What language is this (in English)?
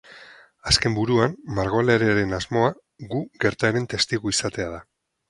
Basque